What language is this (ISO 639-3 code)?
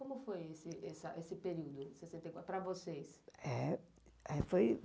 por